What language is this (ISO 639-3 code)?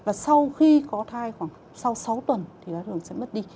vie